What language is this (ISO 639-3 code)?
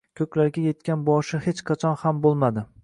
uzb